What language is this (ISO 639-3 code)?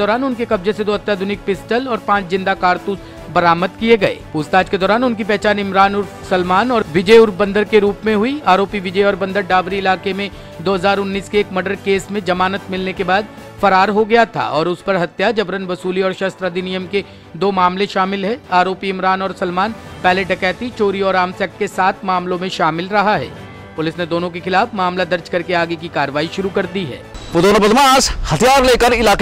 hin